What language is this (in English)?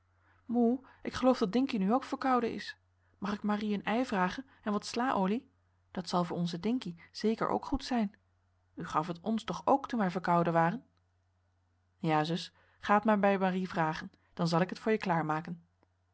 Dutch